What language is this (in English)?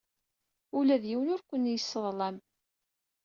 Kabyle